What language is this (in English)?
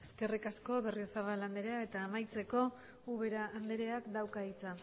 Basque